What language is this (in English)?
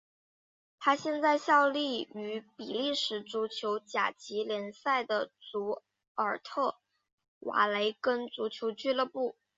Chinese